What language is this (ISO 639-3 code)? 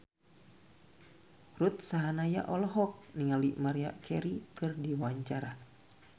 sun